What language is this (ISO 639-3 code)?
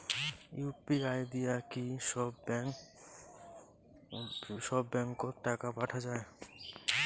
ben